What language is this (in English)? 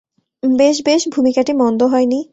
Bangla